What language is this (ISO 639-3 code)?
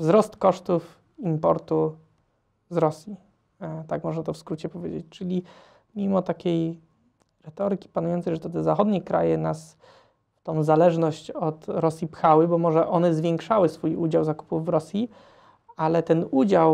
pol